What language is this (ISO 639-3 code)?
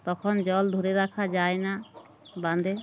ben